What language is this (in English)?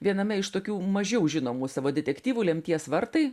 Lithuanian